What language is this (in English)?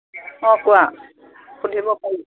Assamese